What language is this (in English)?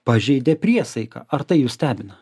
Lithuanian